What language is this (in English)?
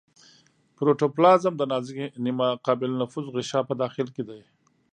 Pashto